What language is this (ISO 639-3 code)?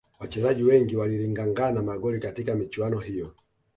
swa